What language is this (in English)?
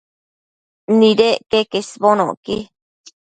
Matsés